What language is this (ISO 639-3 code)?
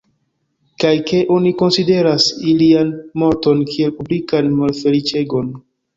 epo